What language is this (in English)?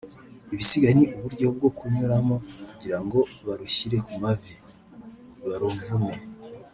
Kinyarwanda